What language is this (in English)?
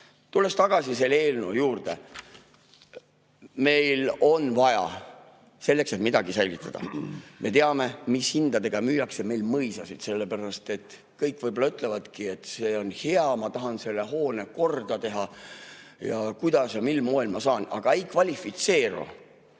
Estonian